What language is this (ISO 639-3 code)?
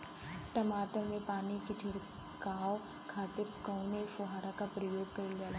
bho